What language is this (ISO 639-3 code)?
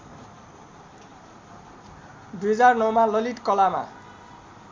nep